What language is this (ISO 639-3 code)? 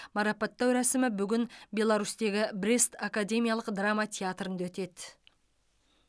kaz